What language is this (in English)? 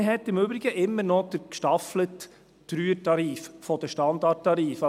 Swiss German